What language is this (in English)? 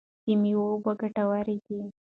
Pashto